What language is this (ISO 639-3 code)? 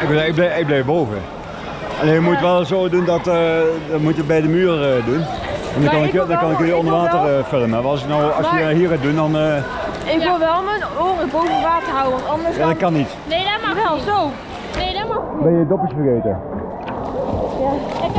nld